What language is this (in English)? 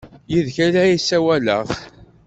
Kabyle